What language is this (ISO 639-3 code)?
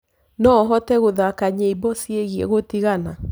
kik